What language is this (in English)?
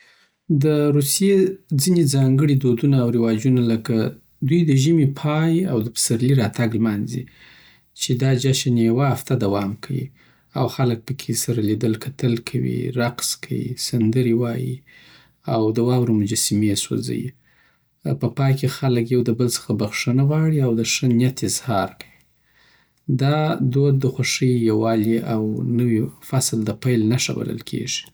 Southern Pashto